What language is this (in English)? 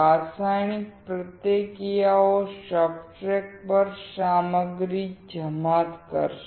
Gujarati